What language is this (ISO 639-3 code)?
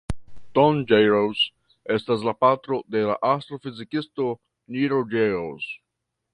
epo